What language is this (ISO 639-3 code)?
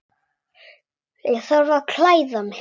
isl